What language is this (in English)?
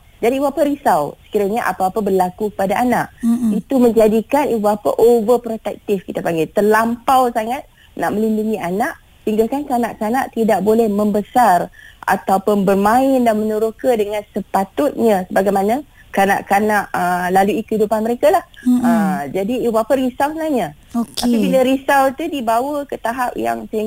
Malay